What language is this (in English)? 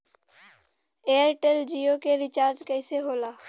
Bhojpuri